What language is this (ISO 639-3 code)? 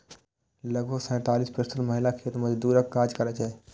mai